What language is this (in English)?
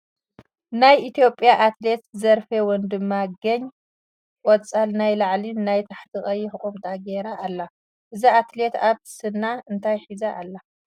Tigrinya